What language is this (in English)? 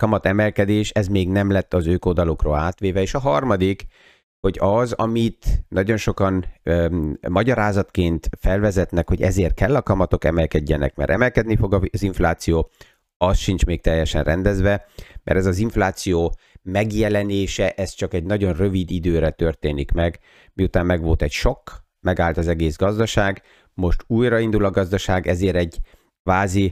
Hungarian